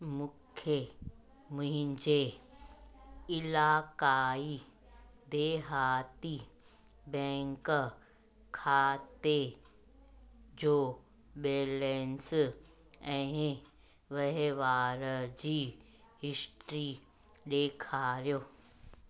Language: Sindhi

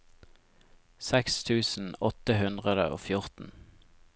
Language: Norwegian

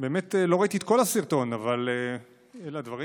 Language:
Hebrew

